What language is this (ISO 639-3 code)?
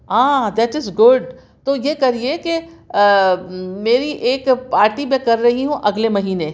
urd